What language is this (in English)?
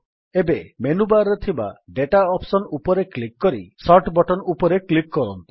Odia